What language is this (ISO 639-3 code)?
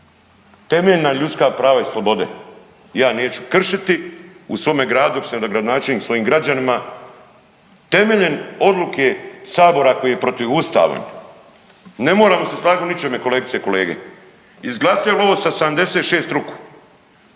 hrv